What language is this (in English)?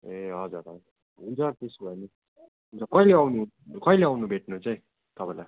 Nepali